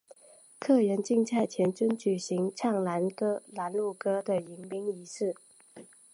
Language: Chinese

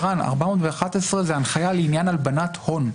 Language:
Hebrew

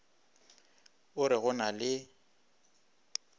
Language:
Northern Sotho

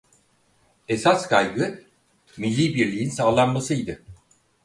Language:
Turkish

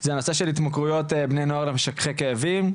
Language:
Hebrew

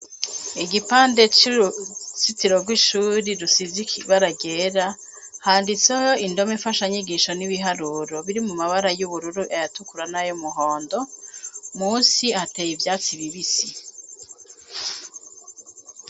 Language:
Rundi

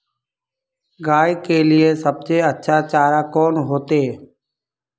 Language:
Magahi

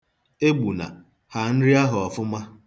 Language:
Igbo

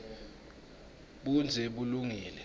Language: Swati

